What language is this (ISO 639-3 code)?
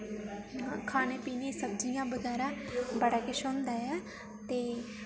doi